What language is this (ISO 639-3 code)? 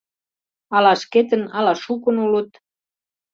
chm